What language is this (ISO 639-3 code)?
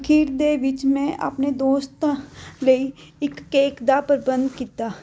pan